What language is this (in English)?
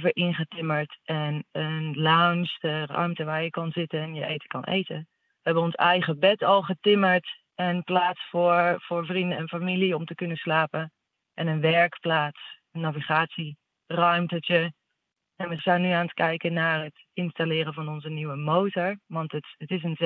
Dutch